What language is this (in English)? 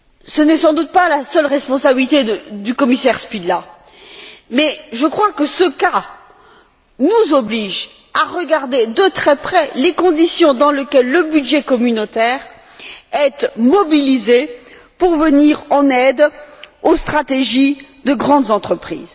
French